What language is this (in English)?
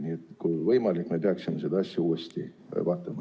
Estonian